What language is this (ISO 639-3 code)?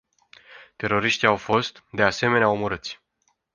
ron